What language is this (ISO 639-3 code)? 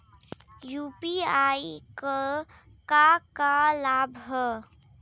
bho